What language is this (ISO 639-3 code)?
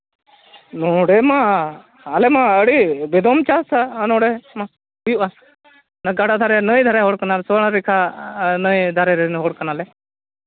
sat